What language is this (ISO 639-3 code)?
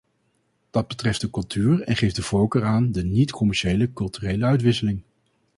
nld